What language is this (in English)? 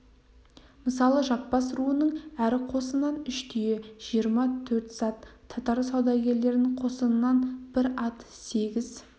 Kazakh